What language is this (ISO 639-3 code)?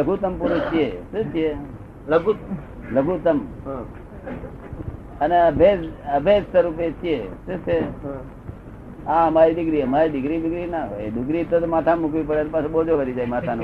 guj